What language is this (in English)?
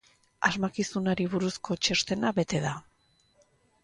Basque